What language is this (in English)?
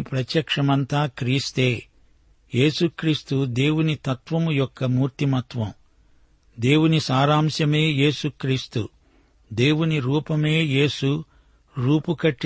Telugu